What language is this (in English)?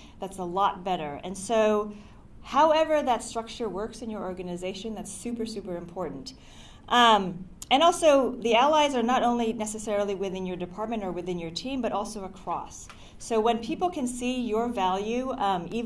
English